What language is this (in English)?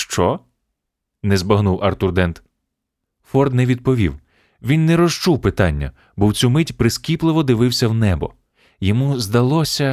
Ukrainian